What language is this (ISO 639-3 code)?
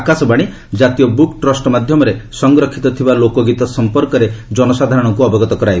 ori